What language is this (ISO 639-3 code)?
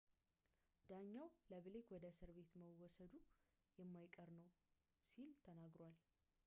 amh